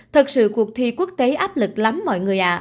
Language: Vietnamese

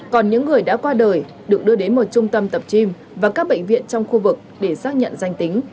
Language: Vietnamese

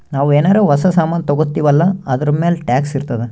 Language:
Kannada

